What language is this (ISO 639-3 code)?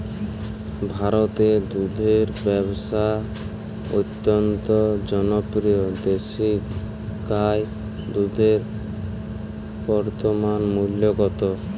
ben